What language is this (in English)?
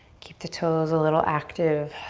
English